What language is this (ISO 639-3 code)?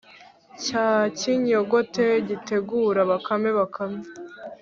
kin